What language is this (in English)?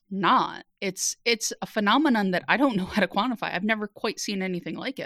English